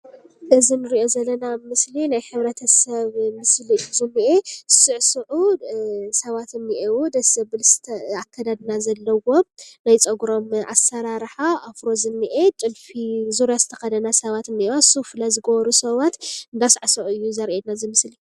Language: Tigrinya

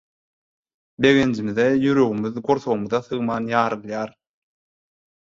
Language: Turkmen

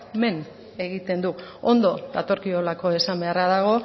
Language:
Basque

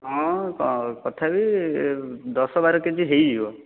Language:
Odia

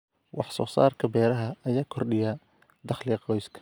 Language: Somali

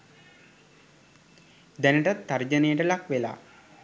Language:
Sinhala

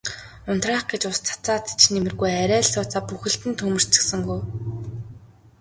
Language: Mongolian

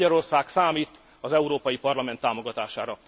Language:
Hungarian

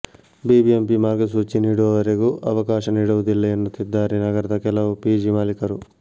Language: Kannada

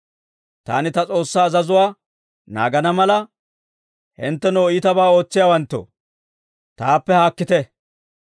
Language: Dawro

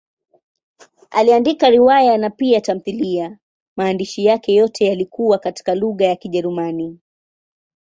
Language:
Swahili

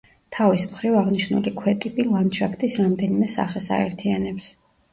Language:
Georgian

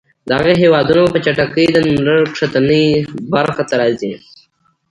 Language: Pashto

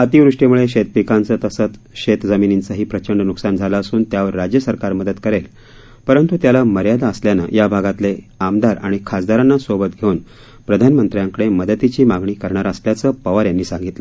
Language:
Marathi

